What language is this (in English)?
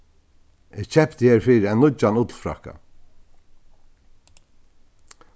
Faroese